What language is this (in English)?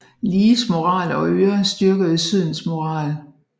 Danish